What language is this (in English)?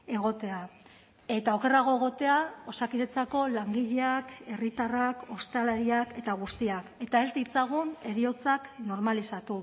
Basque